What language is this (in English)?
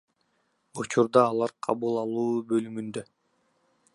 Kyrgyz